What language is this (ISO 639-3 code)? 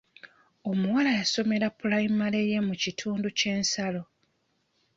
lug